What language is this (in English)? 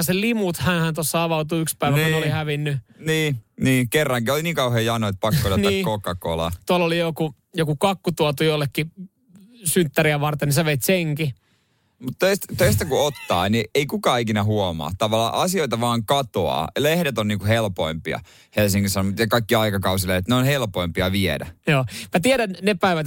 Finnish